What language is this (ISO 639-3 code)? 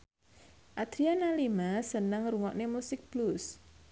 jav